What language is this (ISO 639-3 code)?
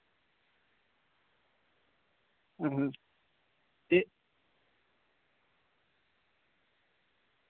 doi